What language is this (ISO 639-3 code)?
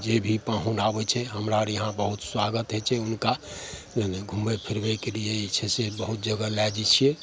mai